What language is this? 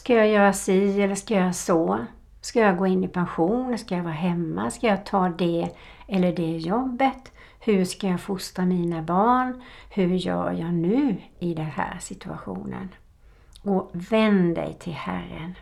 Swedish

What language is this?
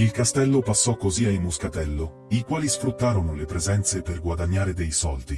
Italian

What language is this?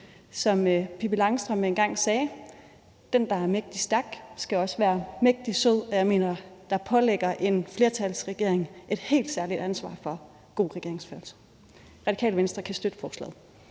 Danish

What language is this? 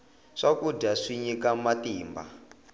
Tsonga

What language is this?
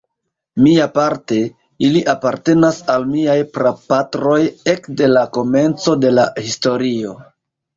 Esperanto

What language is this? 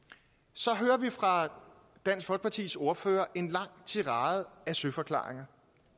Danish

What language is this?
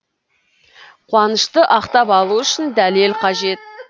Kazakh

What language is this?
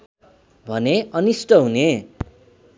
Nepali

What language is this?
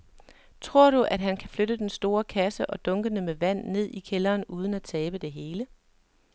Danish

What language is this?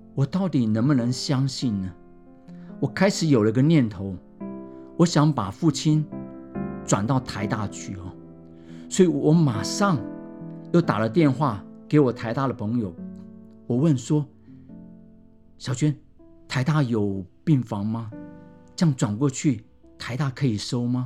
Chinese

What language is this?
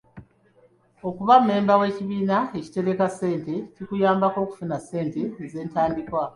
Ganda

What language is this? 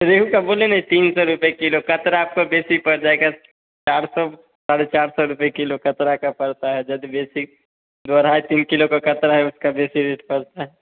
Hindi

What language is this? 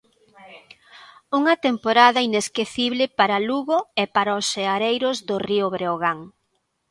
Galician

